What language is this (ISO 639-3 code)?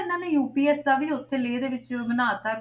pan